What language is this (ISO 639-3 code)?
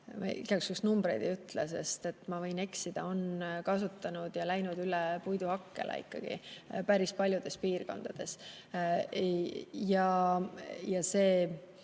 est